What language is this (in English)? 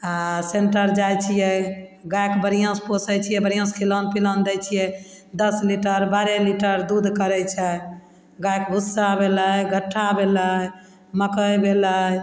Maithili